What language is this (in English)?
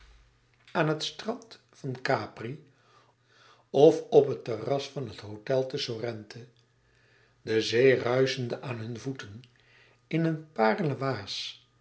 Dutch